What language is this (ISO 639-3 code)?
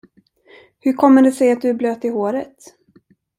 swe